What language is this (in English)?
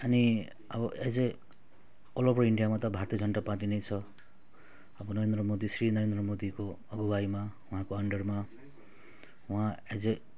Nepali